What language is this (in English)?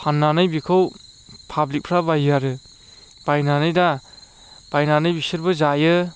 Bodo